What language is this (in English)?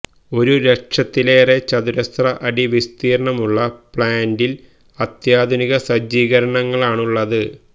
Malayalam